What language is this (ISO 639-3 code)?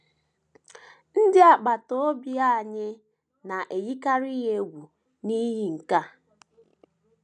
ibo